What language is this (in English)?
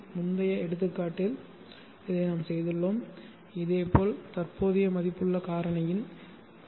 Tamil